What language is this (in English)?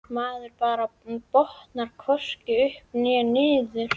Icelandic